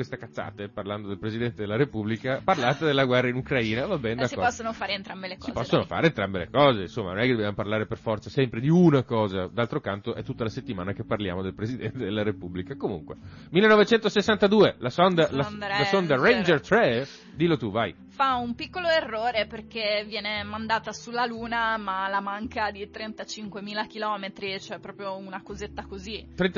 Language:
Italian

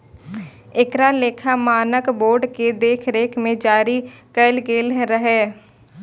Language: Maithili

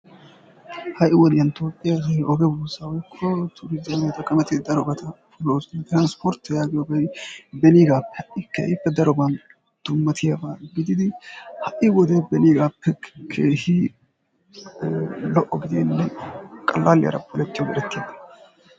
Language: Wolaytta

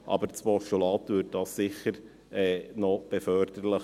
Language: Swiss German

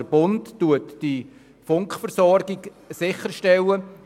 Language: Swiss German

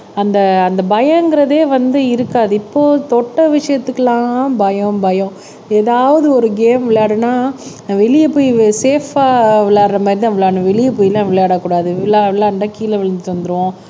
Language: Tamil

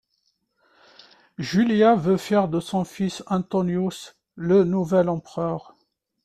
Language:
French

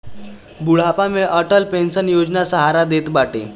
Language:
Bhojpuri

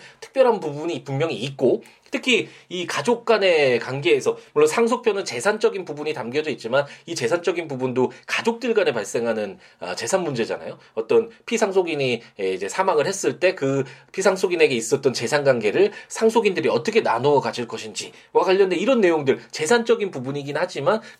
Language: Korean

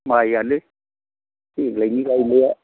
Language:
Bodo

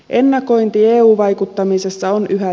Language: Finnish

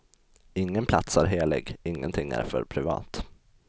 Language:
Swedish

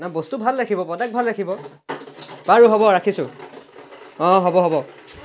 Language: Assamese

